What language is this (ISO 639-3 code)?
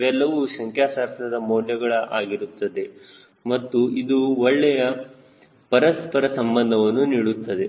kan